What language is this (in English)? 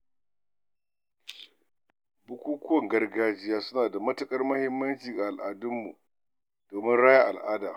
Hausa